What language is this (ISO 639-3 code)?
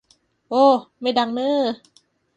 tha